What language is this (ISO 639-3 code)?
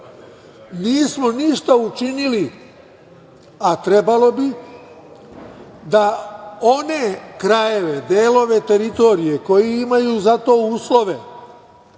srp